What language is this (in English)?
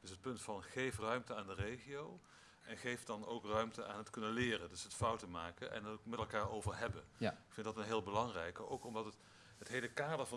Dutch